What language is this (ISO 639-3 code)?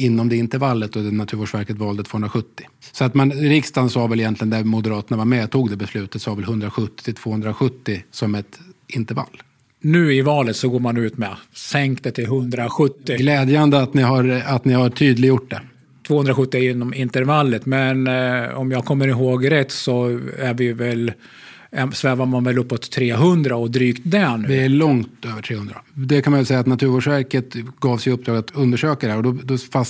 swe